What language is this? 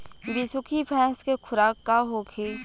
Bhojpuri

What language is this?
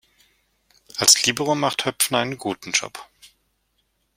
German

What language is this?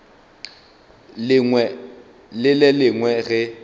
Northern Sotho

